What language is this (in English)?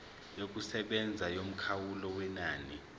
Zulu